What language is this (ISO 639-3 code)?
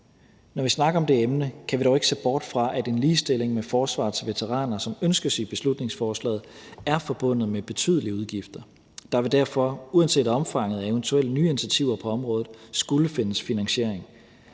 dan